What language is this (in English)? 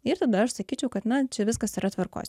Lithuanian